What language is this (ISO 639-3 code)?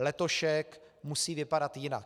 ces